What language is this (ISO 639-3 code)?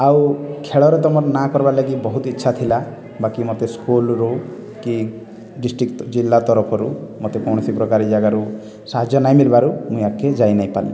ori